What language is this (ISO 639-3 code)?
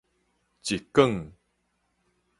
nan